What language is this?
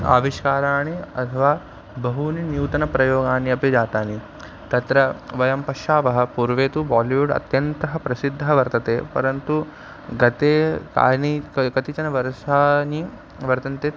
Sanskrit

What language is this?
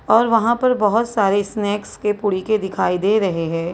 Hindi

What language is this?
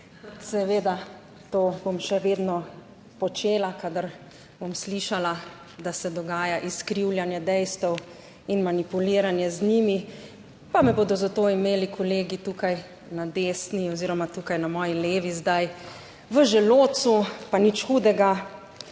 Slovenian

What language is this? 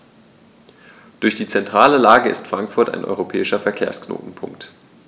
German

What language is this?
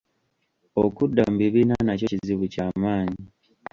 Ganda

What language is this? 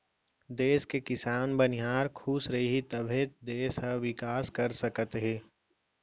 Chhattisgarhi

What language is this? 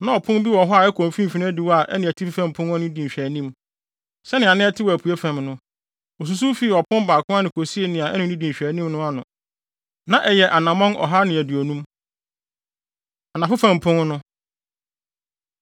Akan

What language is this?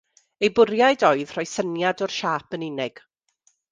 Welsh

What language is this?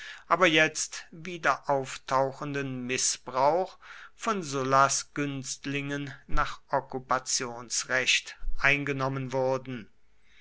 German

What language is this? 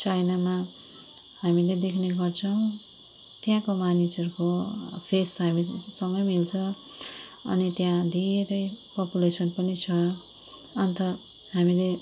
Nepali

